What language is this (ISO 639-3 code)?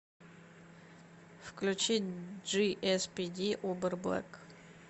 rus